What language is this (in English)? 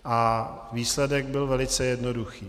Czech